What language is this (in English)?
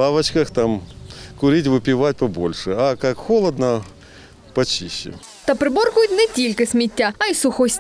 Russian